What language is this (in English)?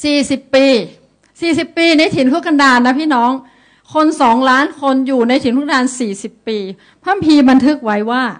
Thai